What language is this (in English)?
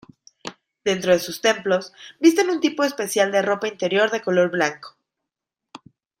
Spanish